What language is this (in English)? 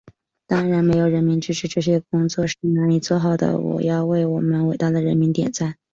Chinese